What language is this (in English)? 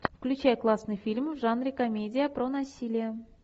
Russian